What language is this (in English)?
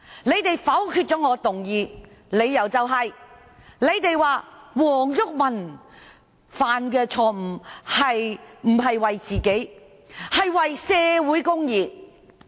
Cantonese